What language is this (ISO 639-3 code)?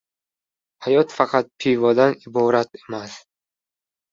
uzb